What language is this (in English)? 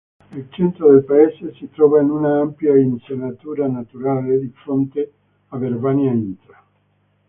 Italian